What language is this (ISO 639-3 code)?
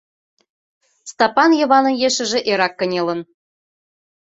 chm